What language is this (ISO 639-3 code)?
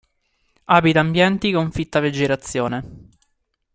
ita